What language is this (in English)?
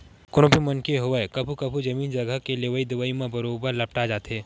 Chhattisgarhi